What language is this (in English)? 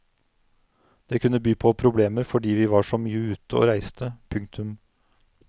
Norwegian